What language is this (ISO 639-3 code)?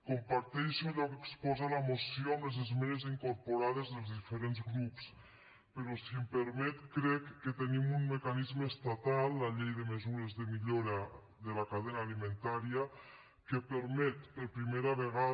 cat